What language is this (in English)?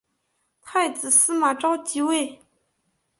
Chinese